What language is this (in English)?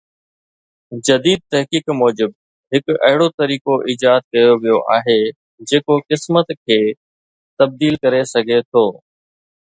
Sindhi